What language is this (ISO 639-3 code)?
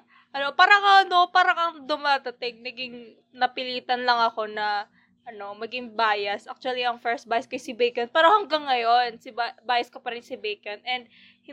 fil